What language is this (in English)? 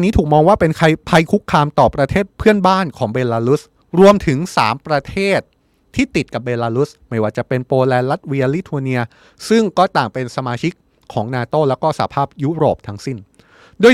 Thai